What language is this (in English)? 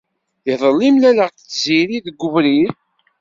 Kabyle